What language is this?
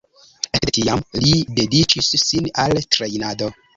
Esperanto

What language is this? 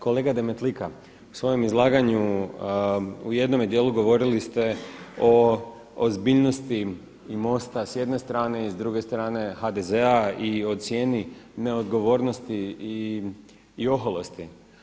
Croatian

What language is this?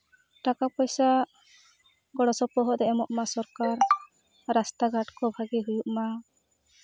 Santali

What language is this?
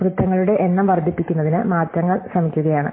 Malayalam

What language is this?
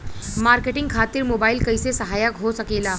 Bhojpuri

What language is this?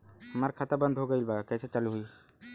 Bhojpuri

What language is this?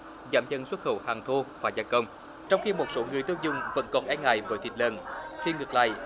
Vietnamese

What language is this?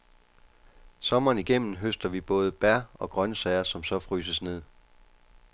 Danish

